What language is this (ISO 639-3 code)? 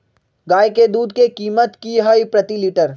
mag